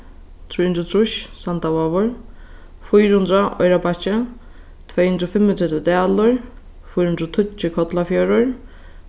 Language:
Faroese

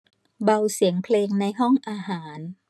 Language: Thai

